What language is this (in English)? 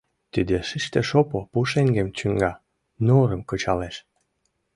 Mari